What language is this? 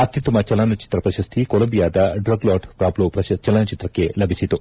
Kannada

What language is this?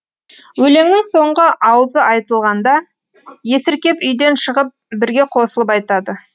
Kazakh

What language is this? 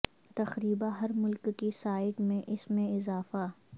Urdu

